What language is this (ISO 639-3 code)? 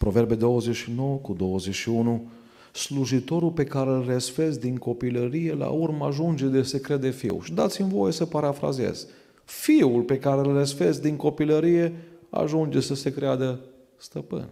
ron